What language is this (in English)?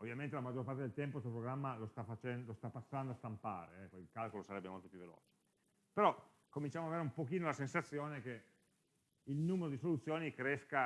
Italian